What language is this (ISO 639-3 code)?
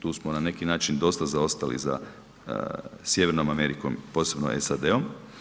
hrv